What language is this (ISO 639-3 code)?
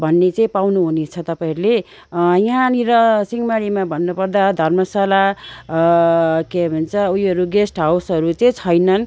nep